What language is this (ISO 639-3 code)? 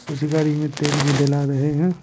hin